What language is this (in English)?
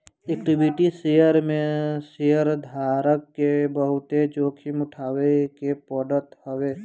Bhojpuri